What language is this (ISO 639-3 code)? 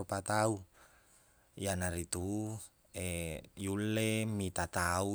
bug